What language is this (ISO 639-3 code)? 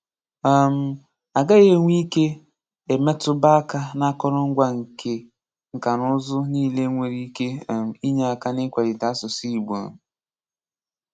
ibo